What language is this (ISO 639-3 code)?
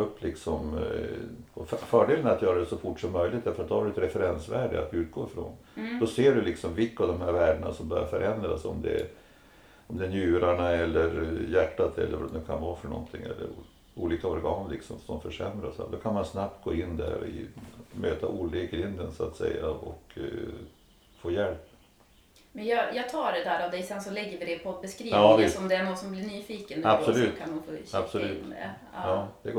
swe